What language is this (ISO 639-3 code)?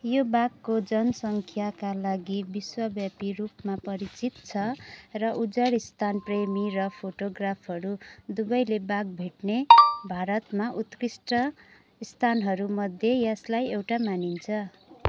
nep